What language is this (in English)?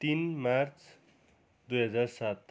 Nepali